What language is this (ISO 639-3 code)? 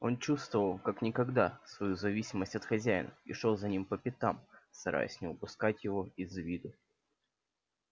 rus